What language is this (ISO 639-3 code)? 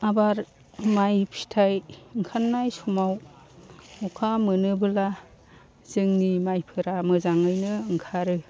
brx